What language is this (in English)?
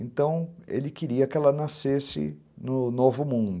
Portuguese